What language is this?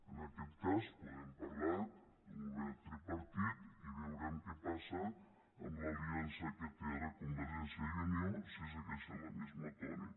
Catalan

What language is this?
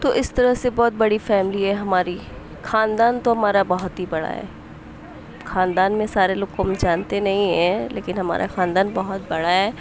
Urdu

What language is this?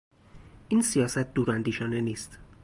Persian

